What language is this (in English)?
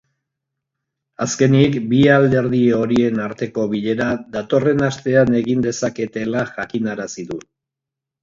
Basque